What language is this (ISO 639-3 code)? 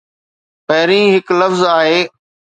snd